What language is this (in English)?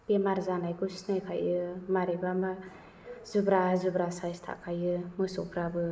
Bodo